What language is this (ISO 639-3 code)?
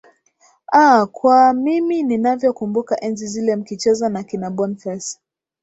swa